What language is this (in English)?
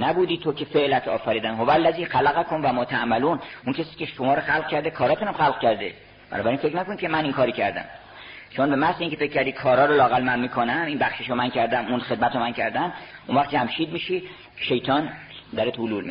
Persian